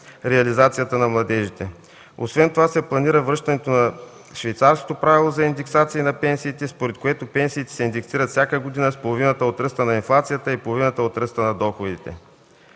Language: Bulgarian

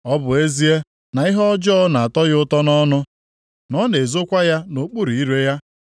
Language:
Igbo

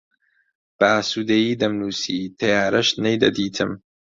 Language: Central Kurdish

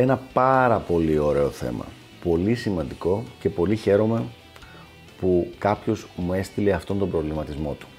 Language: Greek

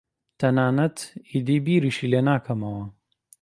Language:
Central Kurdish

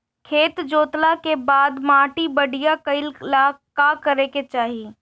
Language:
Bhojpuri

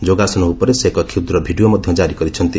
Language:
Odia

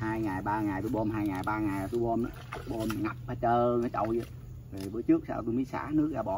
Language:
Vietnamese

